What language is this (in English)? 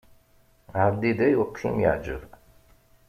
Kabyle